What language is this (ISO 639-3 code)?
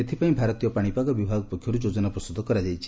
ori